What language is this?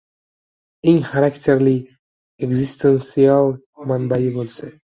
Uzbek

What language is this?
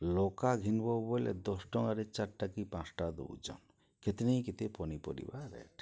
Odia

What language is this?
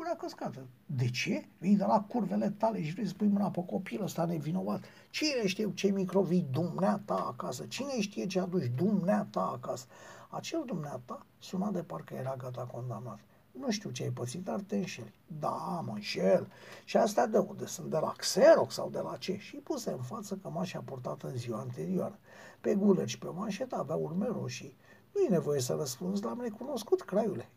Romanian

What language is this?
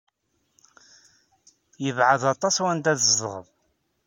Kabyle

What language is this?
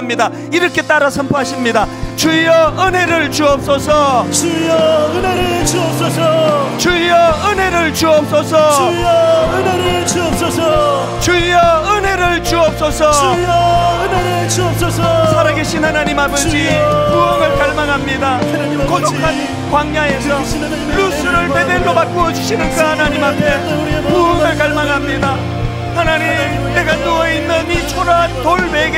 Korean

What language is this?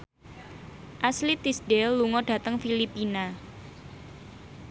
Javanese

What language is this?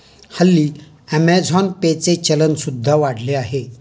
Marathi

